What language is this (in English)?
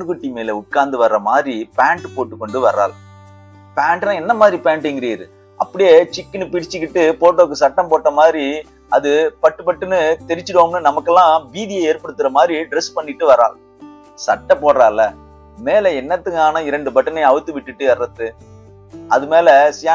Tamil